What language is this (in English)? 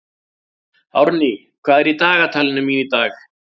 Icelandic